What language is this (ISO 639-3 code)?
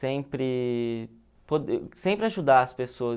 por